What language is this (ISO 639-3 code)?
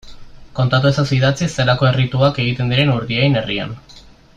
eus